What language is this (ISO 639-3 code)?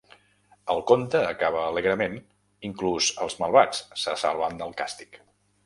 cat